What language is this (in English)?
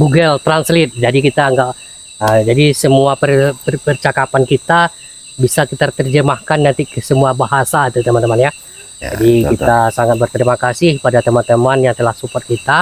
Indonesian